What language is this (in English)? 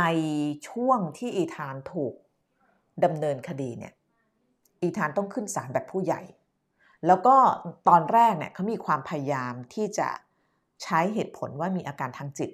Thai